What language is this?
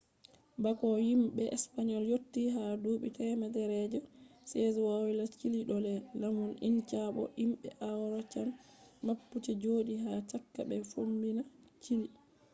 Fula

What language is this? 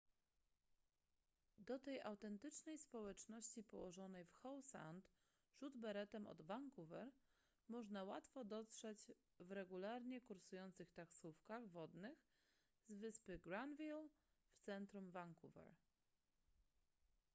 Polish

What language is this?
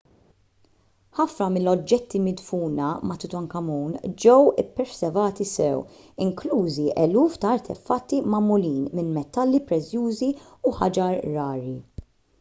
Maltese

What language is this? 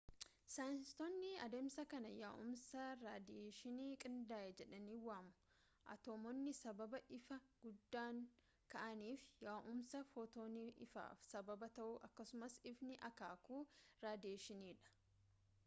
Oromo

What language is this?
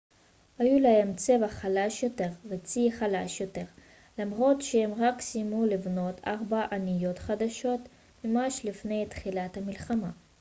Hebrew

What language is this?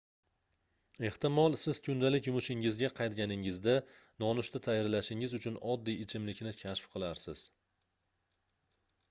Uzbek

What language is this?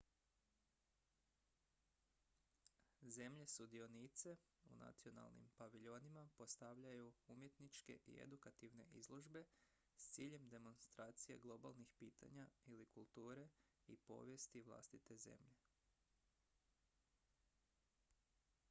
Croatian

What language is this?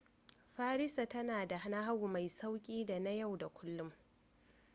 Hausa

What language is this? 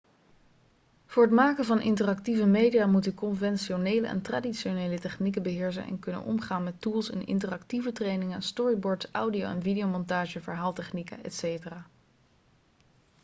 Dutch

